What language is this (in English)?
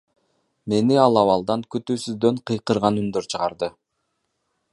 Kyrgyz